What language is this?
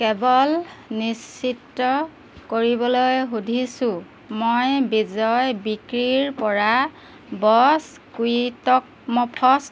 Assamese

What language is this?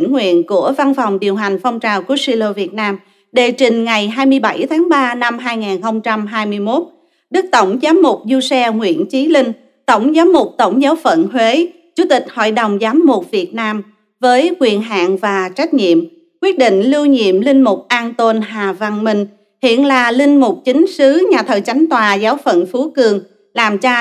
Vietnamese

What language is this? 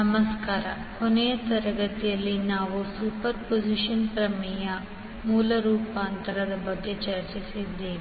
Kannada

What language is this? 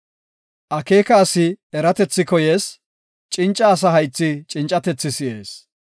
Gofa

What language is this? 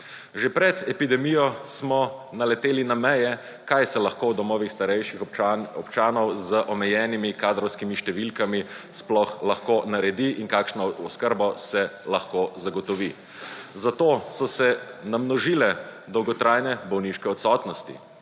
Slovenian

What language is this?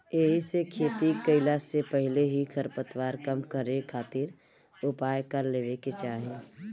Bhojpuri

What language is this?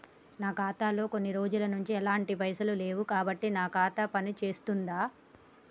Telugu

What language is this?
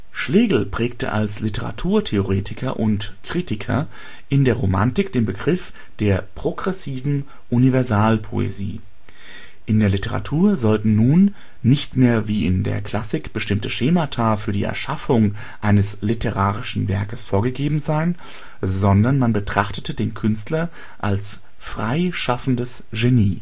German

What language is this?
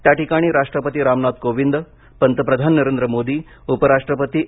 Marathi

